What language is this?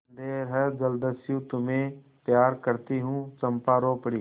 Hindi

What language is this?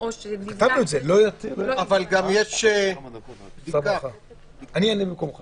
Hebrew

